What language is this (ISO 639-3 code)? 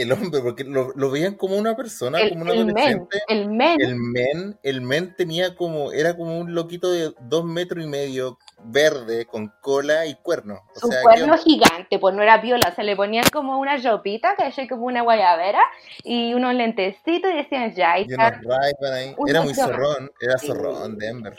spa